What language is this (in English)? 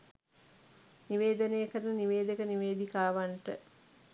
Sinhala